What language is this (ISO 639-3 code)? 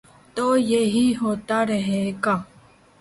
urd